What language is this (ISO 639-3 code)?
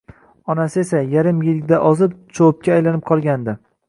uzb